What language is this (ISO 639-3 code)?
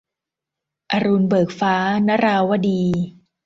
tha